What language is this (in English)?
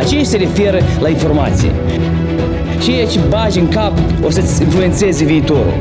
Romanian